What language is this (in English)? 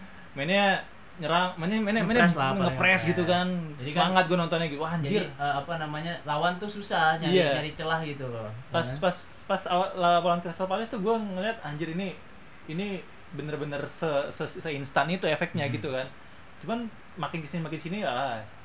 Indonesian